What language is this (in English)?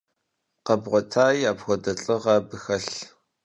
Kabardian